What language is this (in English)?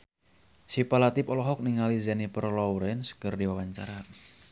Sundanese